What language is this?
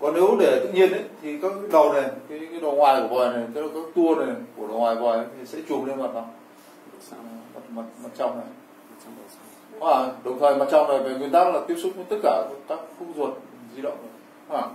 Vietnamese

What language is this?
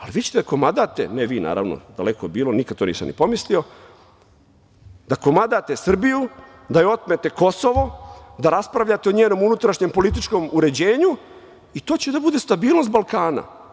Serbian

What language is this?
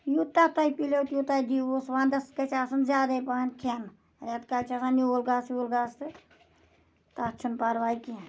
Kashmiri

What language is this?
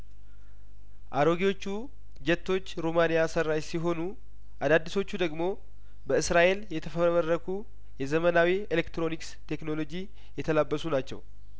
Amharic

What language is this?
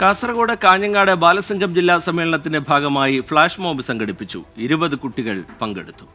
Malayalam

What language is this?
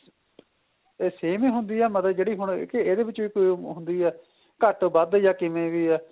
Punjabi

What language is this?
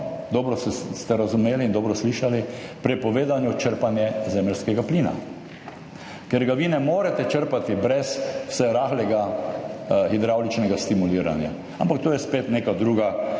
Slovenian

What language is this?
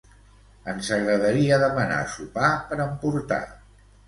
Catalan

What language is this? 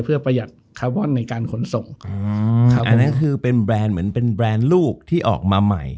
Thai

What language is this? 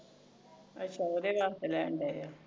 Punjabi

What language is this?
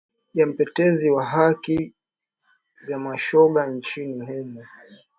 Swahili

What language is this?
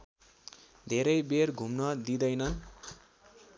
Nepali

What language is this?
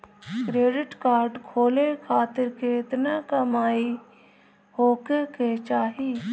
Bhojpuri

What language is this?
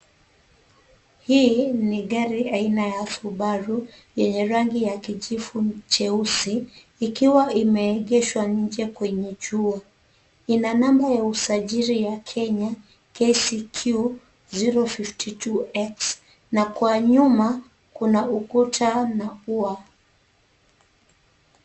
Swahili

